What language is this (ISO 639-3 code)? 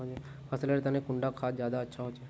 mag